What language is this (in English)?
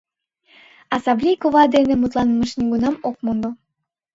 Mari